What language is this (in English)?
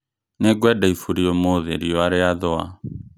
Kikuyu